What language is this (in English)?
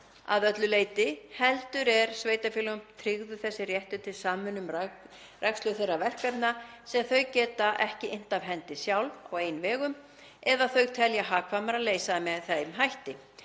Icelandic